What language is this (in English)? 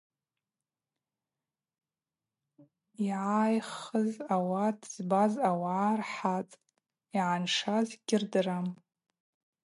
Abaza